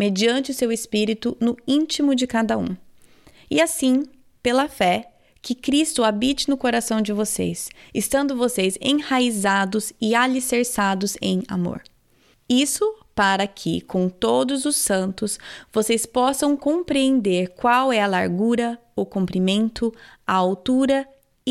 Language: Portuguese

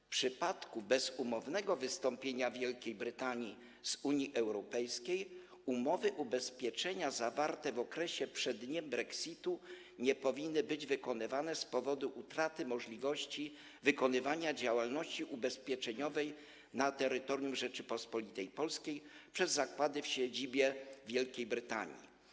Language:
Polish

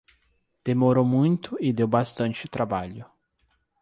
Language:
Portuguese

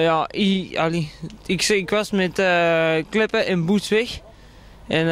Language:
Dutch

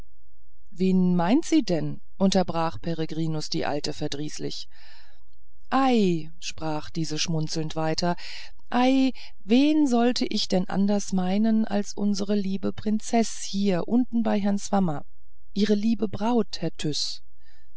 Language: German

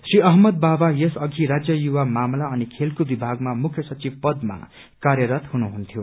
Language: Nepali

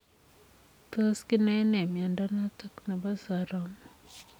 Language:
Kalenjin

